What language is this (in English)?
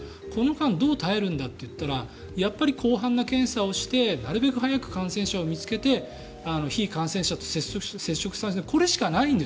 Japanese